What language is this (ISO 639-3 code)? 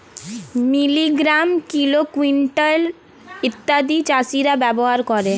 ben